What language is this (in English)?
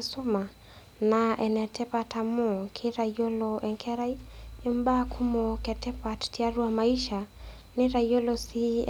Masai